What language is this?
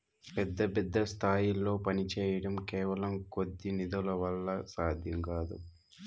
Telugu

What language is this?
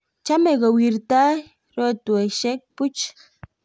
Kalenjin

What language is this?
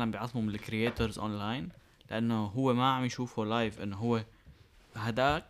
Arabic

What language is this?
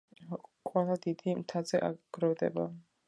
Georgian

